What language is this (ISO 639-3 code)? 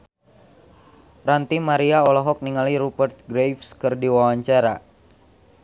sun